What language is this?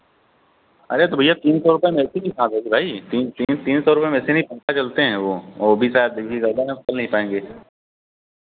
Hindi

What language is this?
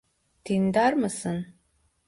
Turkish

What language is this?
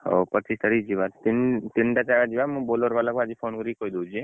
Odia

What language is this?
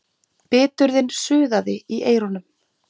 Icelandic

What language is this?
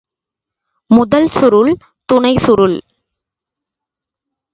Tamil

